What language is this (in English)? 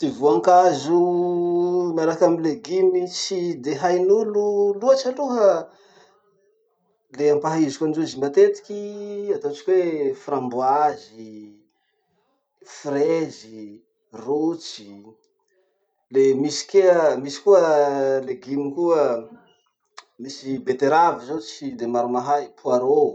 Masikoro Malagasy